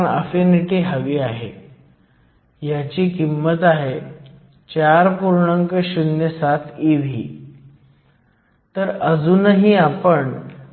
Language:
Marathi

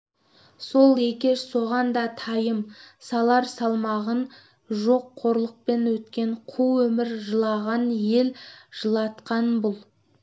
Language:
Kazakh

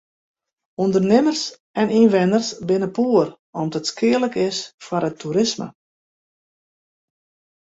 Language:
Western Frisian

